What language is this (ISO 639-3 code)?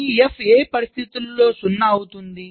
tel